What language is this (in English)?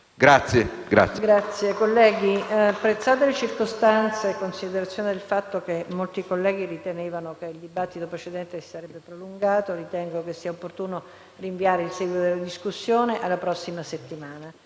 Italian